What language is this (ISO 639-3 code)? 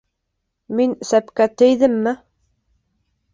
bak